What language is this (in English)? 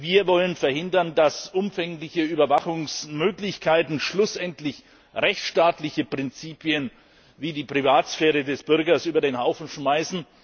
German